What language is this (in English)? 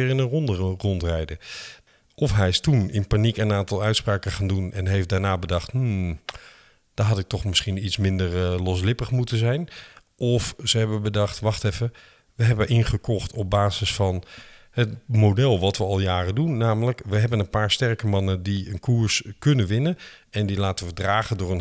Dutch